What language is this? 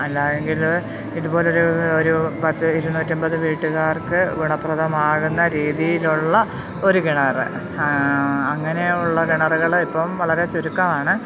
Malayalam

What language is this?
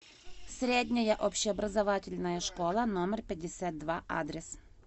Russian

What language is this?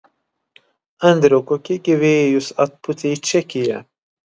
Lithuanian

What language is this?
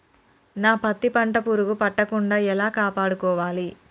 Telugu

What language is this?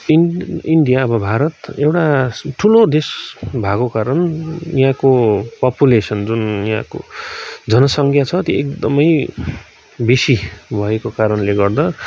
Nepali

